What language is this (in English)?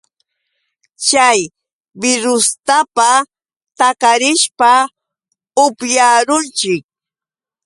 Yauyos Quechua